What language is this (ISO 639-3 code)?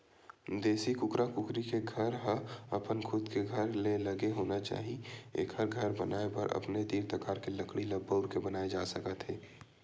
hne